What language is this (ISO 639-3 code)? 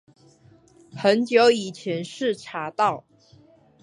zho